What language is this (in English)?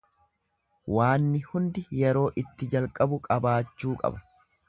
Oromo